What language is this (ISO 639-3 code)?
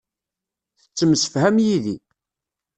kab